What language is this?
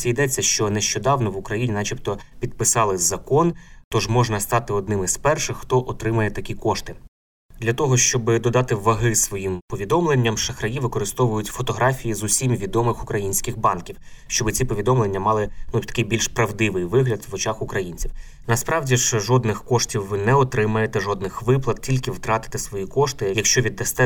Ukrainian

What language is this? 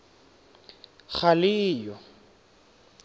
Tswana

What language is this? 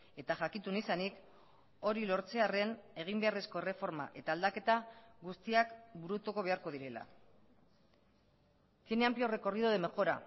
Basque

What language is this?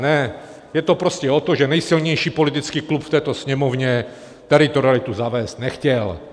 Czech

